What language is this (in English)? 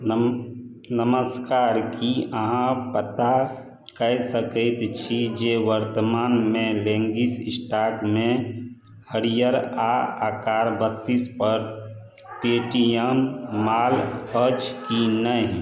Maithili